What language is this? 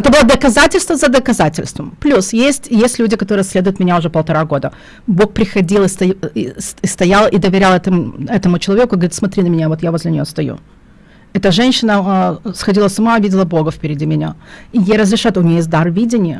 Russian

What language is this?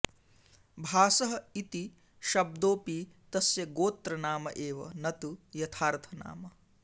Sanskrit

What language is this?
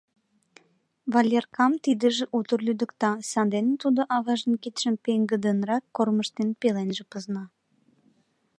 Mari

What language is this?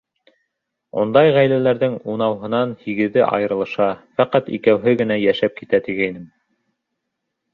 Bashkir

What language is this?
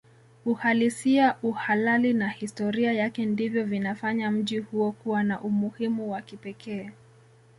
Swahili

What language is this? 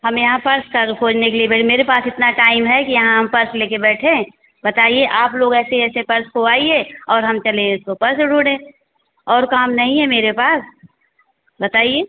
Hindi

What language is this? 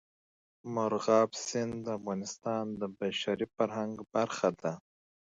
Pashto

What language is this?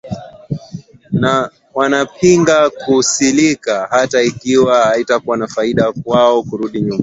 Swahili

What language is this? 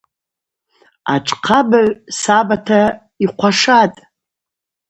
Abaza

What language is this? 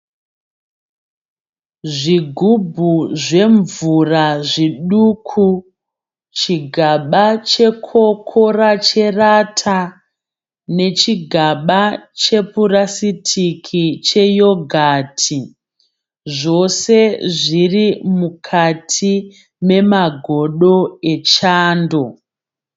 Shona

